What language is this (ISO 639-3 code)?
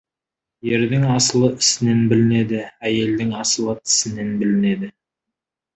kaz